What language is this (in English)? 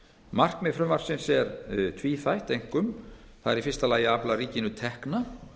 Icelandic